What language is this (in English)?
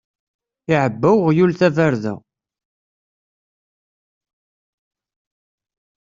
Kabyle